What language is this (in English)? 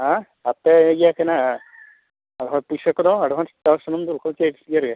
Santali